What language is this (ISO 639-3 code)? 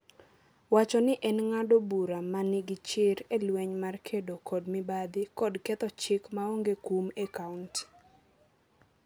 luo